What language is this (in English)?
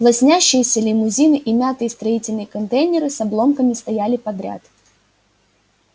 Russian